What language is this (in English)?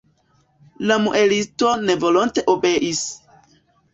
Esperanto